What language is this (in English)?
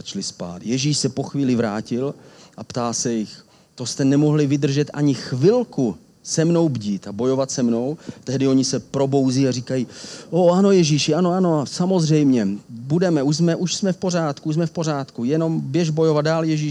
Czech